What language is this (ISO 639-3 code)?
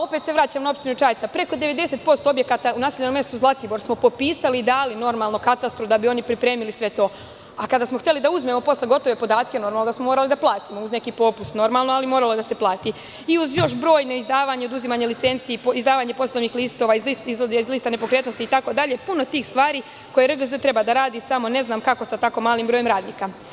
srp